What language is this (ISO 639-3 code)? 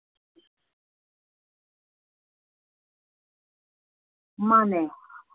mni